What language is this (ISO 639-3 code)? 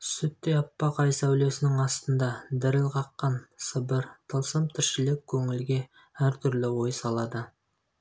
kaz